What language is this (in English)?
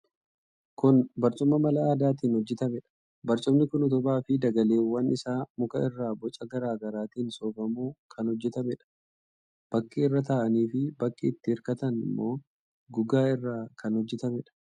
Oromo